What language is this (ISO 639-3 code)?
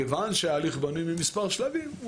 heb